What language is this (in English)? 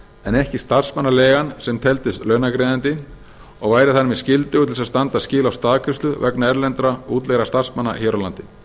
Icelandic